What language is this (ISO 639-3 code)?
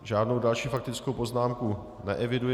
ces